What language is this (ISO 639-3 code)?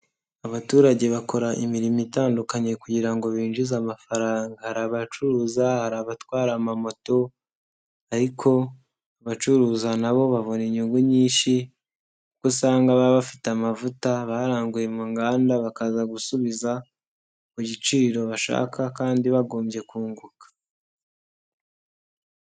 kin